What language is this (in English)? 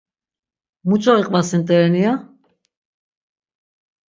Laz